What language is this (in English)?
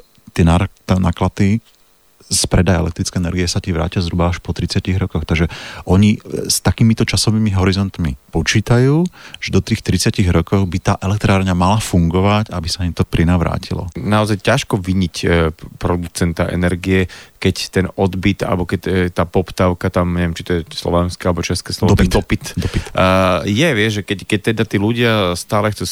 Slovak